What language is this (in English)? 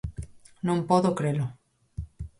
Galician